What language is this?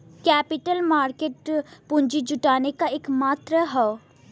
Bhojpuri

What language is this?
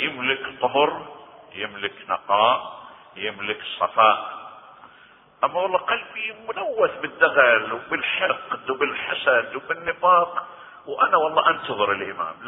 Arabic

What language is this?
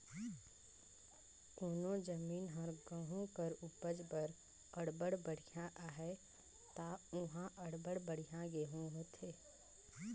Chhattisgarhi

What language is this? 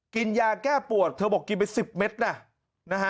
Thai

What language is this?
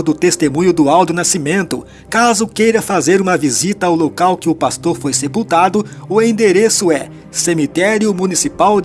Portuguese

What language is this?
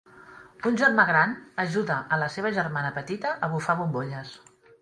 Catalan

